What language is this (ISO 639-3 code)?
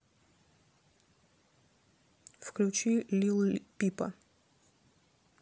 rus